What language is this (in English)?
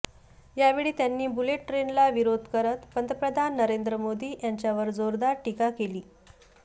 Marathi